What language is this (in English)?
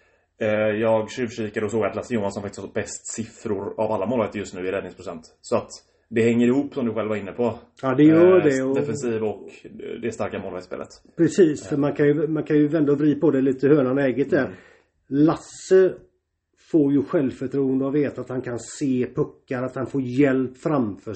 Swedish